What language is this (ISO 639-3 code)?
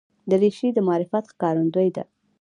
pus